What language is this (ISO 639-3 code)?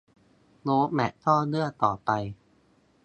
tha